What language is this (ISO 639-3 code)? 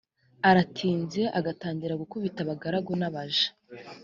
kin